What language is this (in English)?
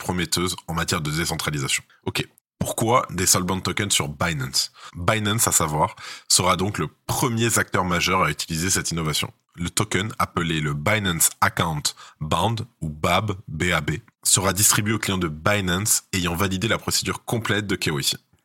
French